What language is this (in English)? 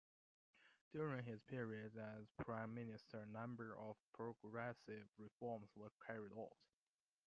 English